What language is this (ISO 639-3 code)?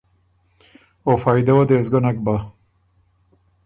oru